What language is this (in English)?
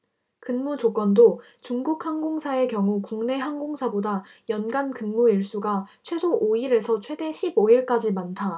Korean